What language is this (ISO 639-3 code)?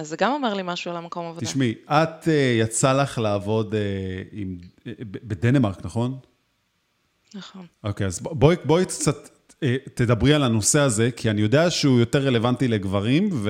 heb